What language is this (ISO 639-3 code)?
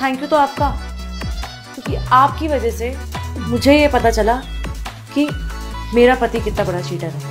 hin